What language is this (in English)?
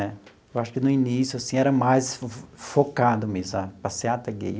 Portuguese